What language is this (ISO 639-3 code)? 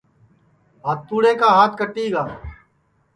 ssi